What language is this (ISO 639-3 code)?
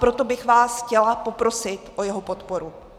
ces